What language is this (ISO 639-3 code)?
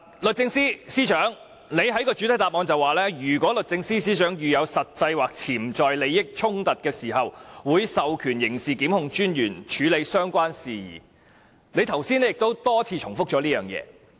yue